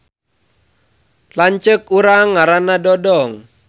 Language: Sundanese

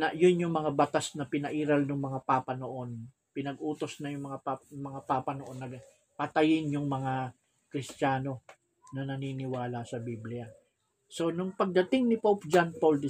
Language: Filipino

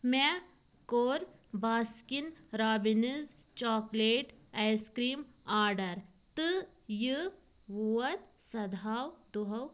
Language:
Kashmiri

